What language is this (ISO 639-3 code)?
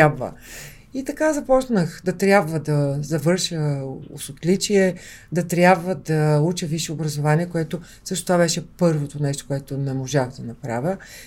bul